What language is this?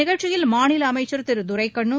Tamil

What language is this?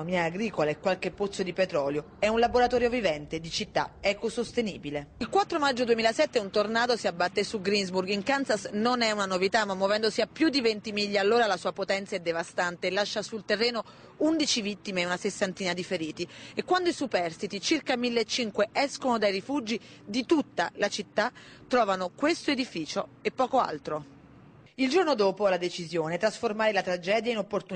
Italian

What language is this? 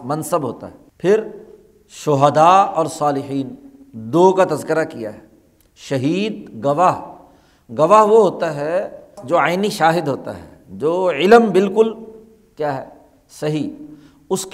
Urdu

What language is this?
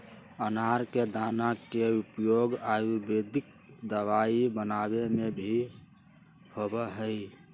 Magahi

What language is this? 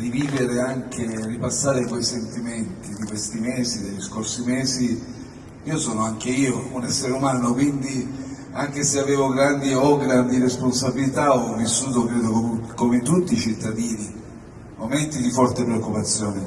Italian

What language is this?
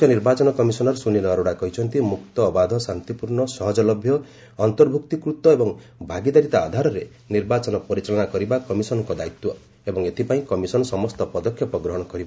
Odia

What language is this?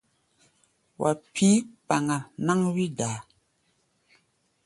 Gbaya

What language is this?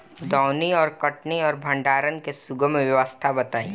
Bhojpuri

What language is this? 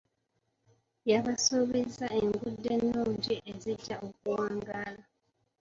Ganda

